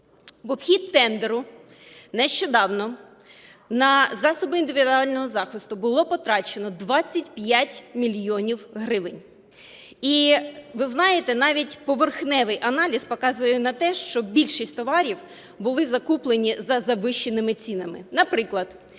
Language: Ukrainian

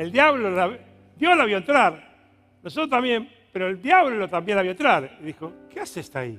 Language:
Spanish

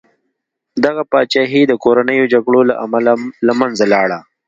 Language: Pashto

